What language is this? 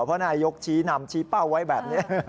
Thai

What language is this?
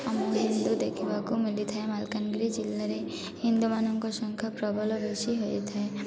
Odia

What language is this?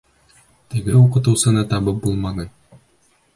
Bashkir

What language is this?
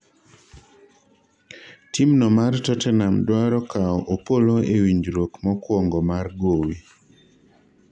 Luo (Kenya and Tanzania)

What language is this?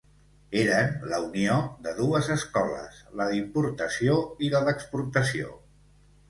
Catalan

